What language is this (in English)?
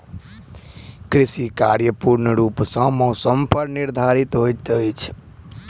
Maithili